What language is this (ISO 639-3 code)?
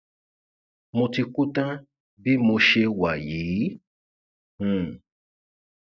yor